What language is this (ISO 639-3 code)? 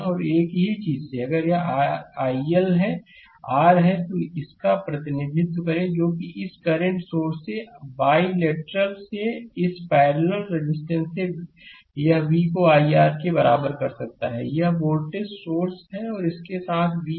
hin